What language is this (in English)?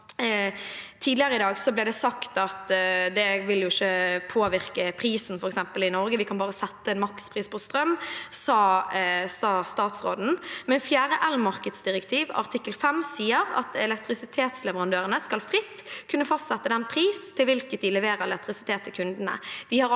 Norwegian